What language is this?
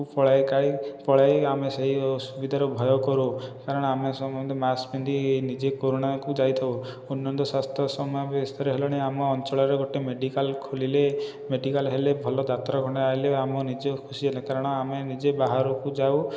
Odia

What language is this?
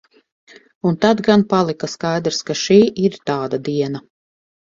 Latvian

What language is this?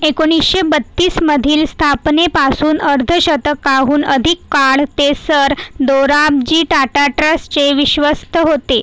Marathi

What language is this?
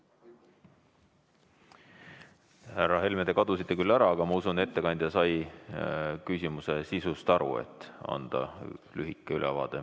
Estonian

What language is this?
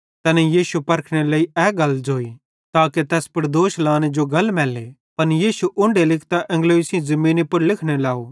Bhadrawahi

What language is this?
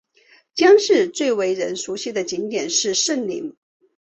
Chinese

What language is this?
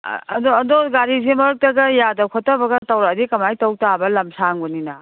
Manipuri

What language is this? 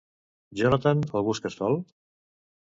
Catalan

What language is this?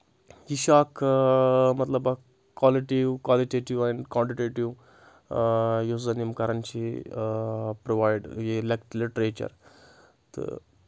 Kashmiri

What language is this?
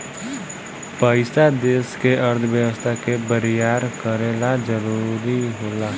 Bhojpuri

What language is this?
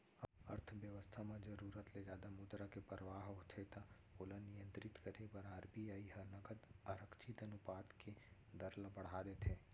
Chhattisgarhi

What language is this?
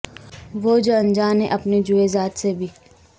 Urdu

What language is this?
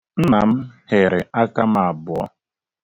Igbo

